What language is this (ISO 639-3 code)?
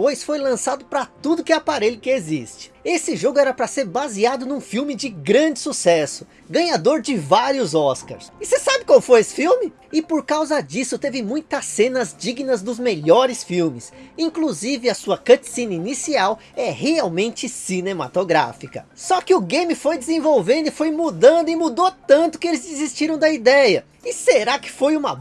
por